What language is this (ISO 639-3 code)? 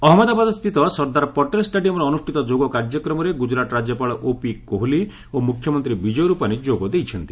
ori